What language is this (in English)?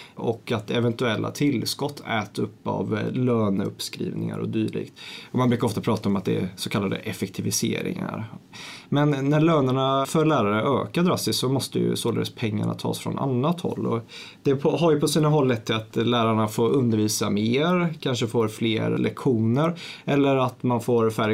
Swedish